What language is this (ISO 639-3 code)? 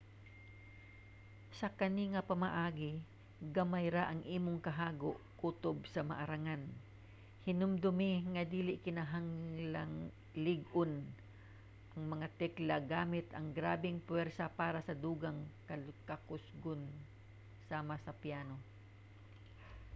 ceb